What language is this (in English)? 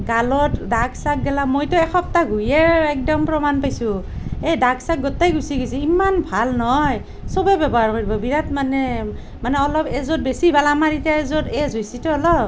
Assamese